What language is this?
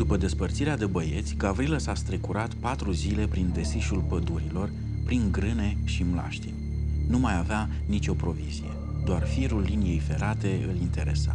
Romanian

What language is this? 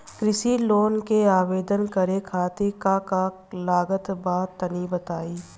Bhojpuri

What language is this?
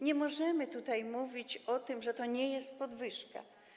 Polish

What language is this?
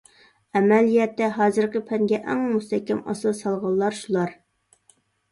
Uyghur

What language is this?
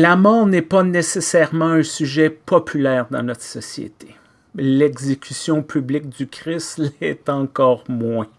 French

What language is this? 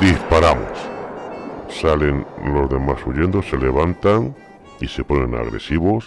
Spanish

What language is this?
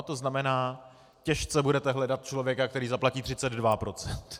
Czech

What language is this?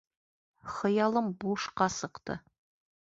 Bashkir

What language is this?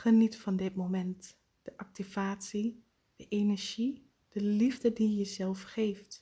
Dutch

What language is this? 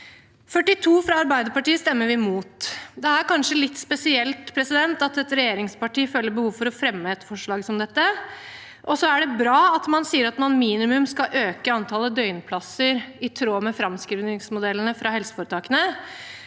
Norwegian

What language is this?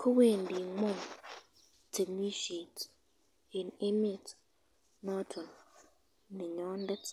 Kalenjin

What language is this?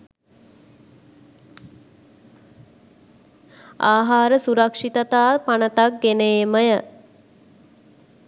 Sinhala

